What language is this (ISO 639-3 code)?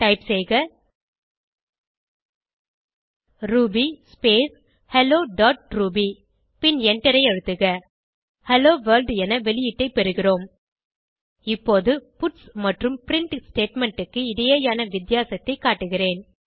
tam